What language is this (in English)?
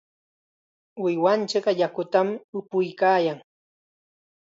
Chiquián Ancash Quechua